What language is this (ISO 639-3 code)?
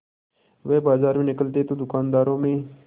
hin